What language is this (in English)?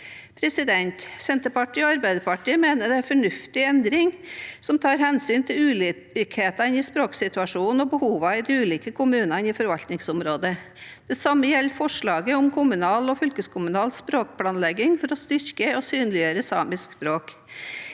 Norwegian